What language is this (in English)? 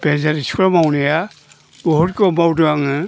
Bodo